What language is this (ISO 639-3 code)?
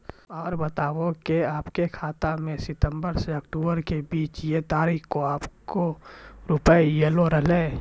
mai